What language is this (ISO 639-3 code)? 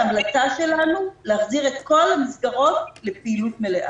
heb